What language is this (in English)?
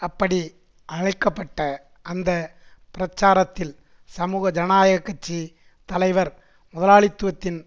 Tamil